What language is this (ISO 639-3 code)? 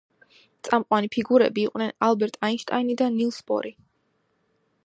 kat